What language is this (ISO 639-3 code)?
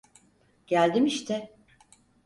tur